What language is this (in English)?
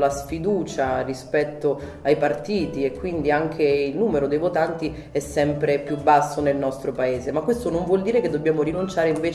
Italian